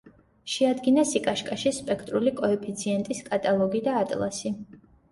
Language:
Georgian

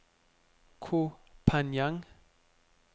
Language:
Danish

